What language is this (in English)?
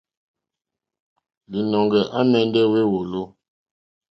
Mokpwe